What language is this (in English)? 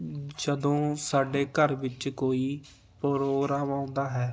Punjabi